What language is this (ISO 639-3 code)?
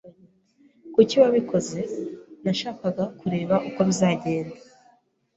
kin